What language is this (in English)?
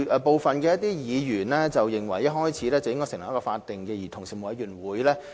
Cantonese